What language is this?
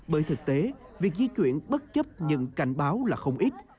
Vietnamese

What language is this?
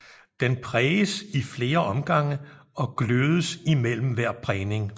Danish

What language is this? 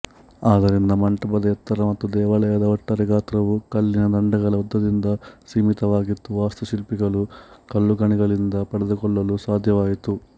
Kannada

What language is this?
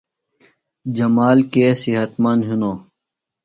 Phalura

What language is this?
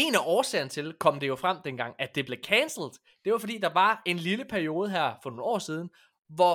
Danish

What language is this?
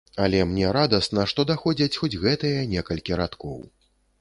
Belarusian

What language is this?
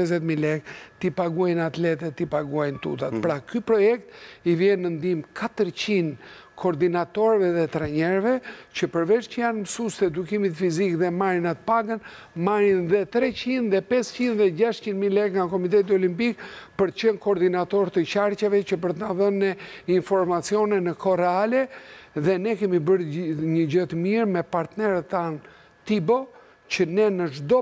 Romanian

